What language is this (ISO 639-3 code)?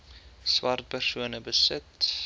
afr